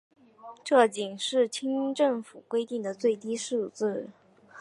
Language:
Chinese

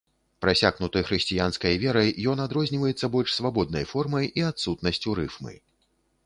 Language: Belarusian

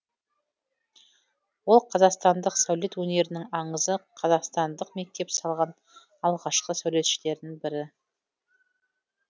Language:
Kazakh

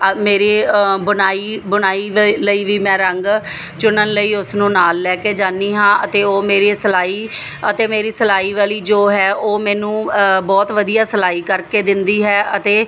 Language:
Punjabi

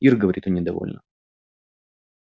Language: Russian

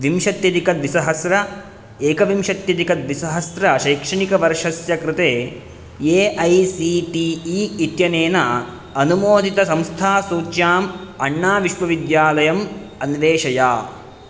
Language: Sanskrit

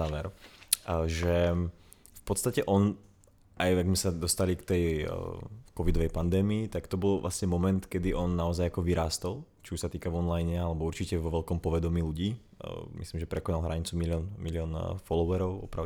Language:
Czech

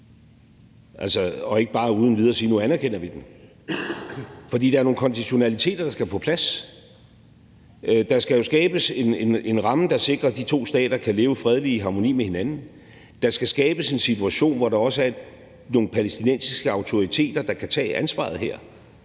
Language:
Danish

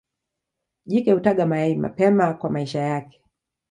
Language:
Swahili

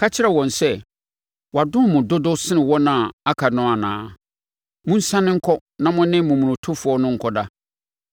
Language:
Akan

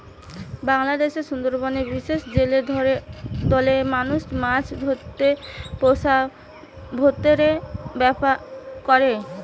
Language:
Bangla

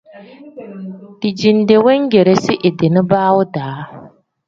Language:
Tem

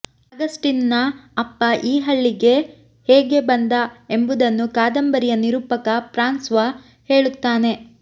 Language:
Kannada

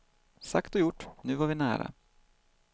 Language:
Swedish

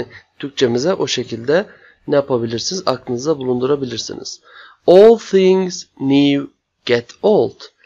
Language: Turkish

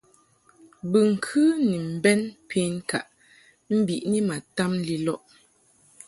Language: Mungaka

